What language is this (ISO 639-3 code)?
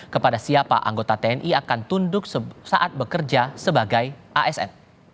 ind